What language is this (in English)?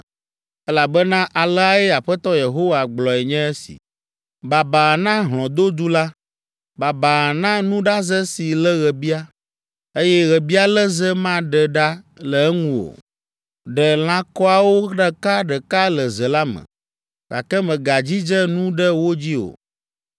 Ewe